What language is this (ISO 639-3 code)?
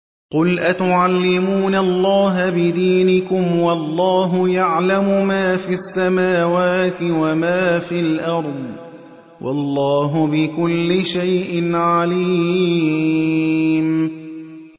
ara